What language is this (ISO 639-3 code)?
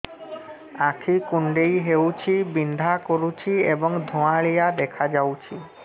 ori